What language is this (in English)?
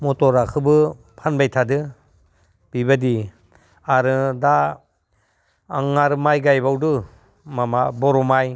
Bodo